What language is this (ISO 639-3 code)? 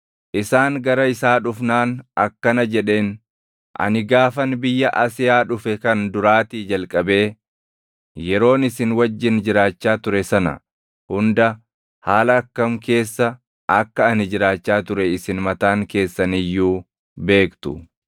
orm